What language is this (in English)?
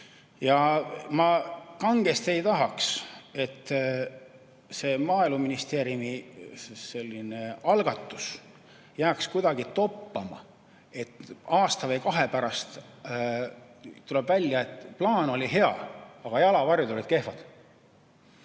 Estonian